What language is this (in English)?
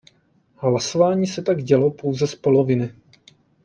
Czech